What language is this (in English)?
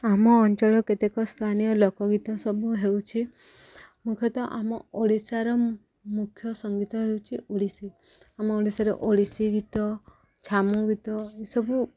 Odia